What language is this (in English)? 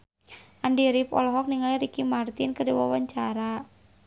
Sundanese